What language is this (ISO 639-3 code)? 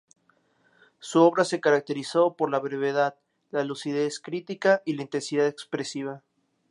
spa